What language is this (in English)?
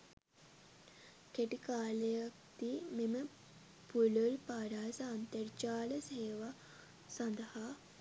Sinhala